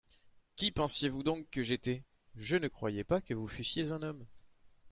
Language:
French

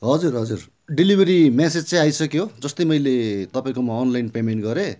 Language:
Nepali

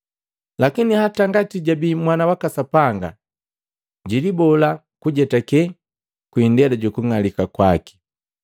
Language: Matengo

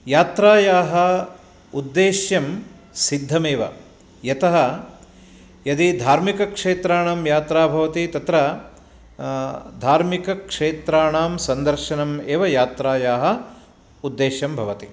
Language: Sanskrit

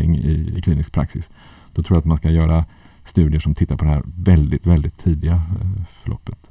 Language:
Swedish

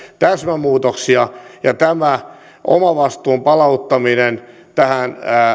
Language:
Finnish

